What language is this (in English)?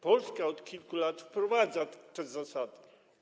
Polish